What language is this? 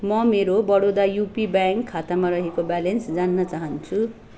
Nepali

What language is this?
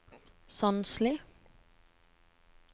Norwegian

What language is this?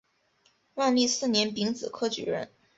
Chinese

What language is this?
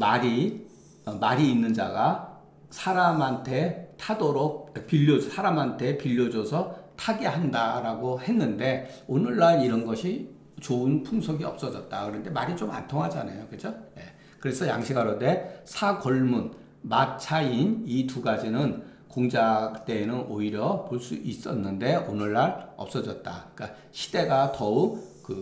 Korean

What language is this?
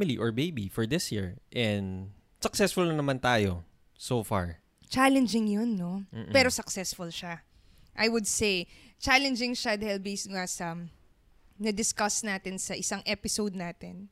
Filipino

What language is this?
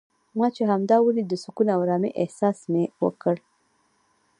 Pashto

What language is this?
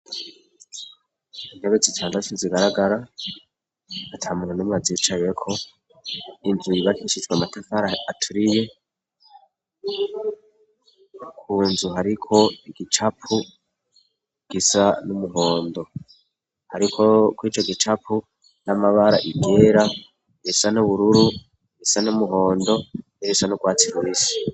Rundi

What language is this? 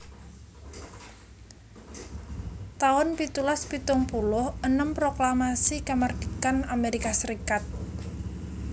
Javanese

